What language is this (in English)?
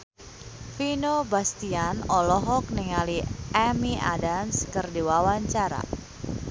Sundanese